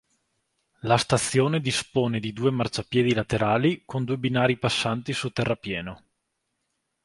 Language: Italian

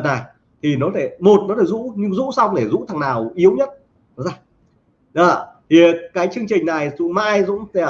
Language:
Vietnamese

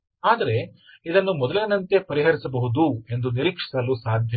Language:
Kannada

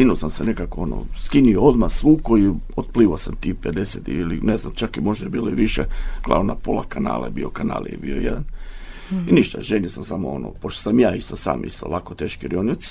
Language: Croatian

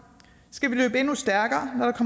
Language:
Danish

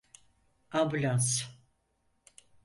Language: Turkish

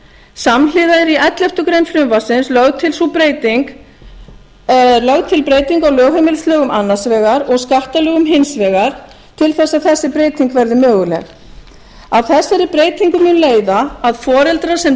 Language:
Icelandic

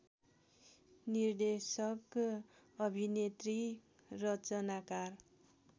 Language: Nepali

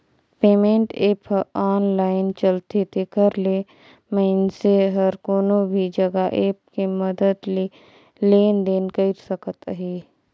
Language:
Chhattisgarhi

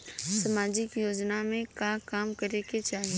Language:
Bhojpuri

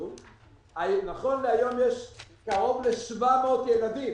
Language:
Hebrew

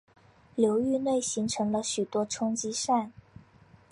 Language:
Chinese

